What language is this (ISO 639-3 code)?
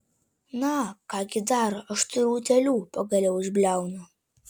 lit